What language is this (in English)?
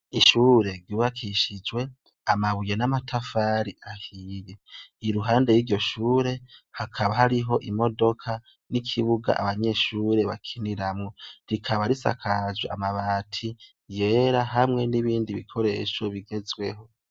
Rundi